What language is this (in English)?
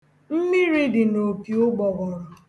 Igbo